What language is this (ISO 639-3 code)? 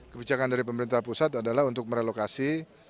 ind